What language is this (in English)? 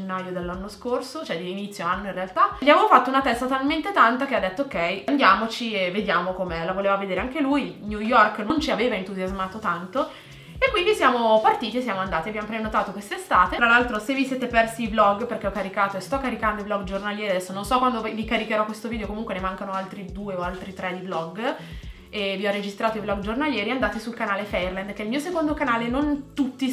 Italian